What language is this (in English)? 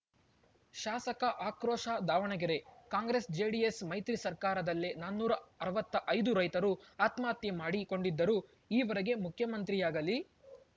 Kannada